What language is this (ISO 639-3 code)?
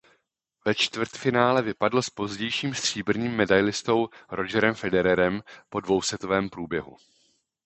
ces